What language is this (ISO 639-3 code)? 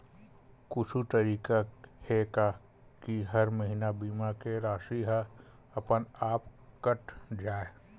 hne